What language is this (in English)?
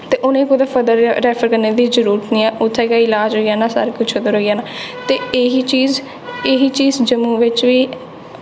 Dogri